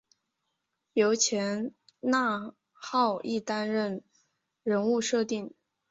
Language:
Chinese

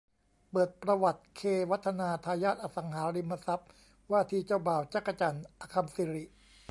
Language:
Thai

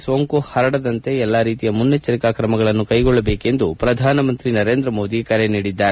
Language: Kannada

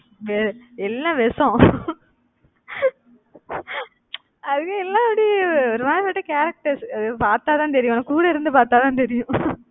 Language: Tamil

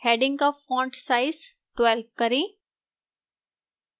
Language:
Hindi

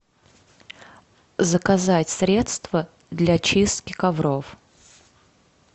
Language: Russian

